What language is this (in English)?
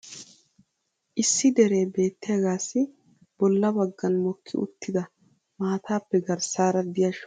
Wolaytta